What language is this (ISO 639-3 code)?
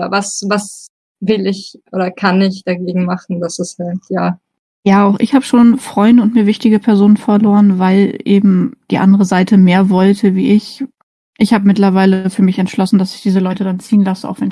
deu